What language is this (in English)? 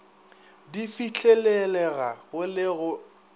Northern Sotho